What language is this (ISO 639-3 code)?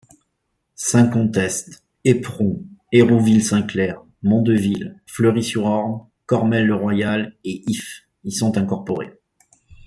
fra